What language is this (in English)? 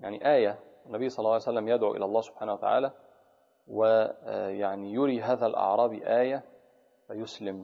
Arabic